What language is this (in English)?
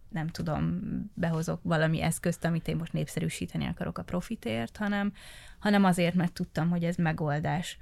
Hungarian